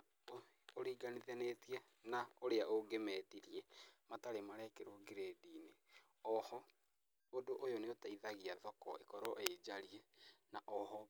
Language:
Kikuyu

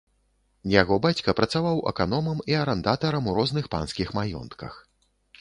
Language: Belarusian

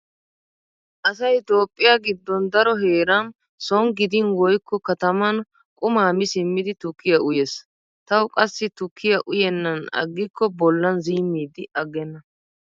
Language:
Wolaytta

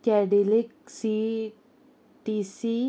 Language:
Konkani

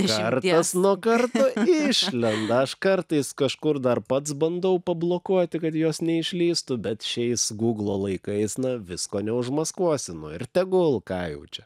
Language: Lithuanian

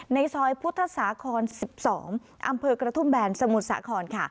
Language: Thai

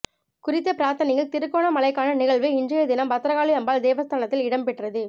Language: Tamil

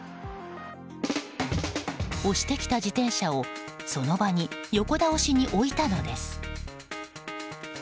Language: Japanese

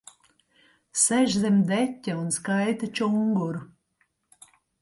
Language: Latvian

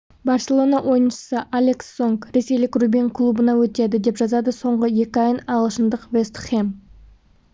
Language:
Kazakh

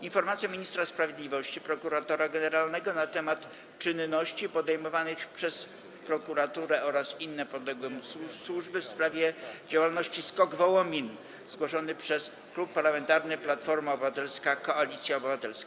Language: Polish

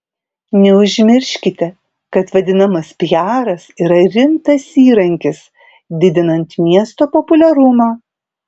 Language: Lithuanian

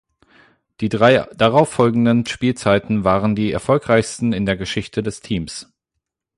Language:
German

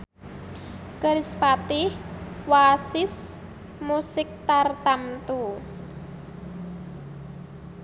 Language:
Javanese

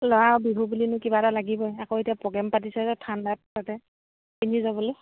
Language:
Assamese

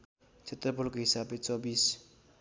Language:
Nepali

